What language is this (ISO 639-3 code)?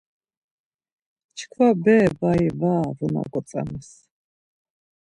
lzz